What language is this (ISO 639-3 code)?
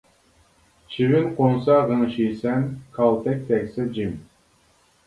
uig